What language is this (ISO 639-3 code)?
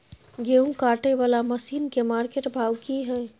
mai